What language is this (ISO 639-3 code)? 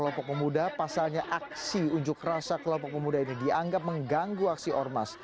ind